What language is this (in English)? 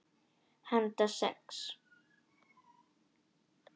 Icelandic